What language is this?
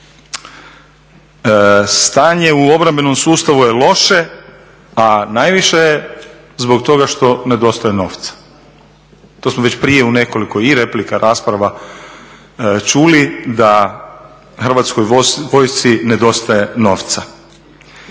Croatian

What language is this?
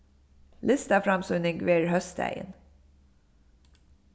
Faroese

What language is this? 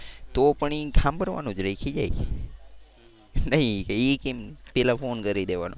Gujarati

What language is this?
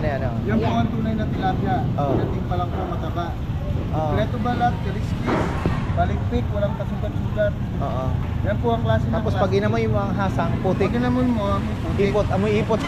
Filipino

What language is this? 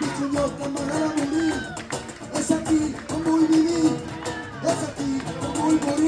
Catalan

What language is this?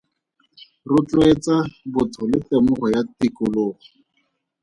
Tswana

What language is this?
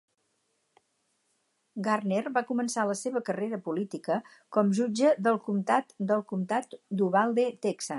Catalan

